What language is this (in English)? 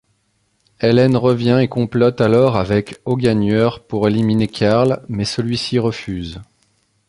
French